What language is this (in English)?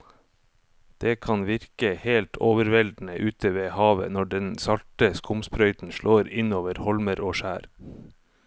Norwegian